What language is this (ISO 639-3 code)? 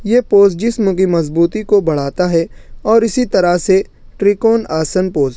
urd